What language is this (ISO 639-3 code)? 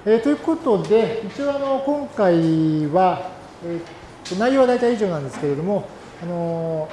jpn